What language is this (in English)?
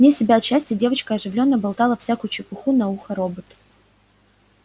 Russian